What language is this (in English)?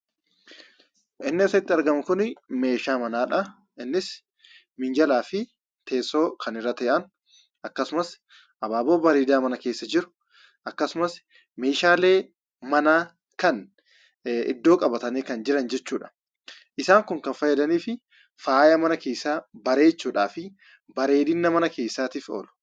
Oromo